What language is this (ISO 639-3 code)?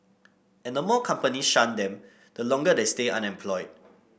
eng